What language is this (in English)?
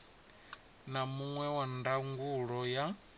Venda